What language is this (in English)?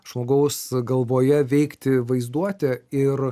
Lithuanian